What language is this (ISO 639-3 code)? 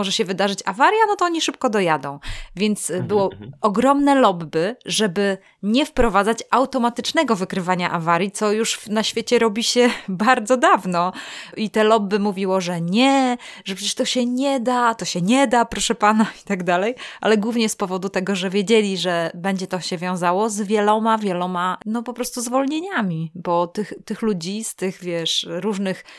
pol